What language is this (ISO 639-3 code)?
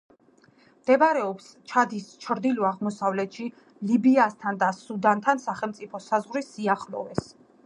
kat